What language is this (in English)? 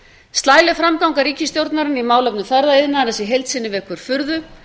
Icelandic